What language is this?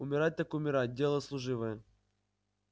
Russian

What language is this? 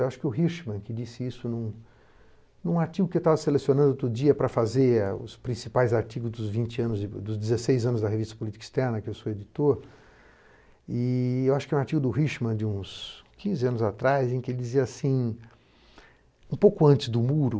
Portuguese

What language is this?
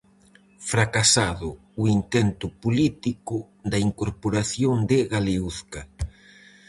Galician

